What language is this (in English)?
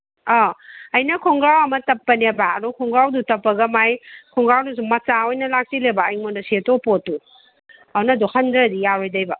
Manipuri